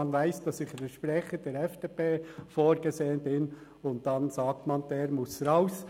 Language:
Swiss German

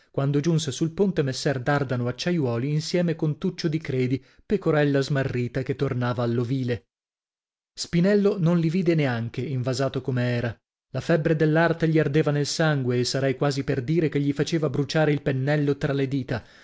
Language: Italian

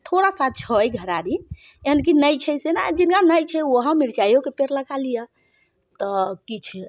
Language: Maithili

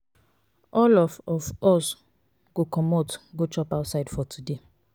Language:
Nigerian Pidgin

